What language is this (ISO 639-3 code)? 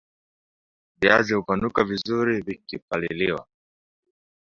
swa